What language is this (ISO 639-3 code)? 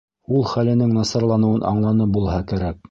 bak